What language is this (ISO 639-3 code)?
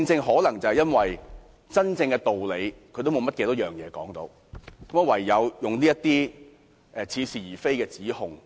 yue